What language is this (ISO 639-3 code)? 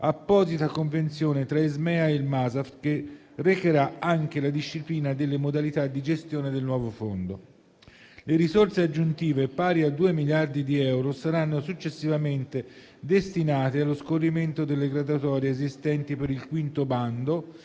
ita